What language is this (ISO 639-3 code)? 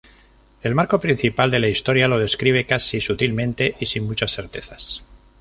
spa